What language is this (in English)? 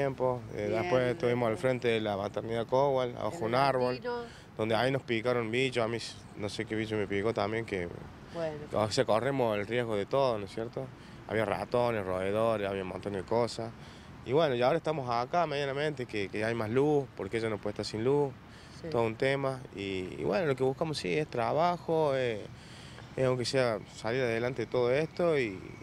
Spanish